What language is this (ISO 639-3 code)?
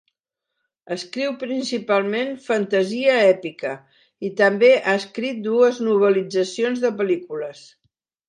cat